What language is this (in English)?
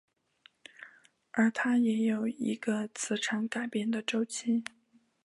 Chinese